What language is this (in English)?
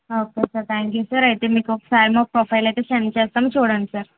Telugu